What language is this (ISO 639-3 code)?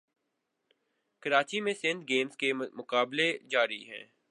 urd